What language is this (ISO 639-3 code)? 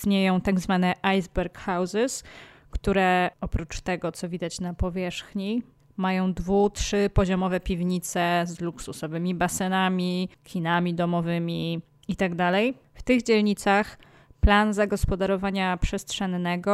pol